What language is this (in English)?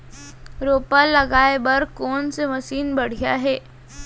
Chhattisgarhi